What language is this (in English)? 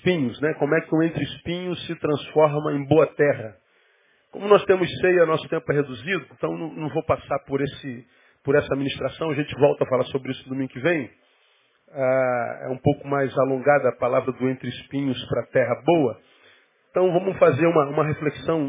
Portuguese